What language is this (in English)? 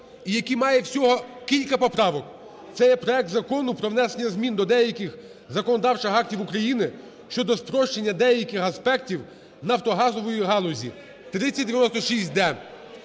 Ukrainian